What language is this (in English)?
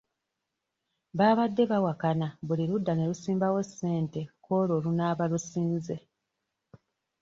Ganda